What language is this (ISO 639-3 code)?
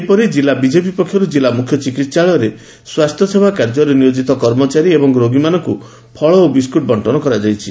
ori